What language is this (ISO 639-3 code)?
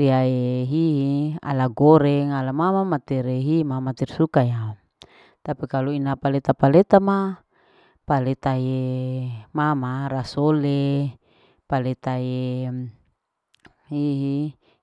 alo